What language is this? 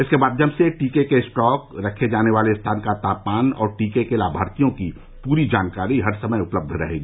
Hindi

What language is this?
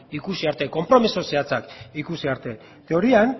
Basque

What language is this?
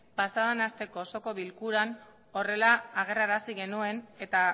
Basque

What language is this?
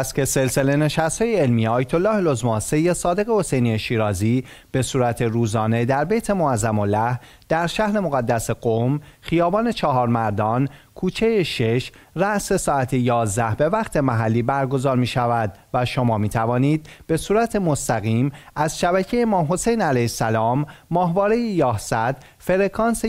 Persian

